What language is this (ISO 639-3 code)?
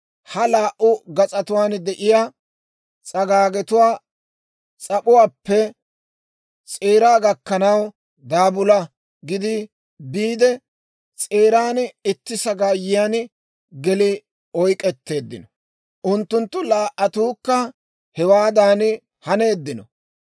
dwr